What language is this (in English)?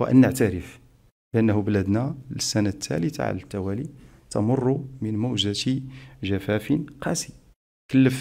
Arabic